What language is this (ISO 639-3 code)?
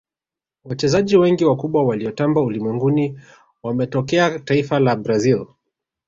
swa